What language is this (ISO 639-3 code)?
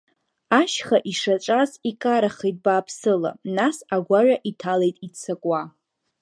abk